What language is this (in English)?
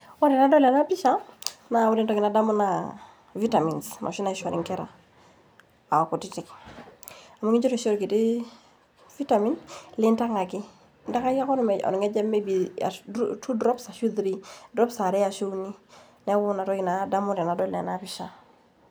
Masai